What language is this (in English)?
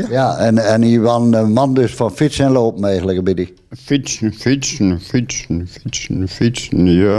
Dutch